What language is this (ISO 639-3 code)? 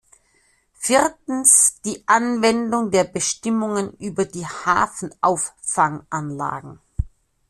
deu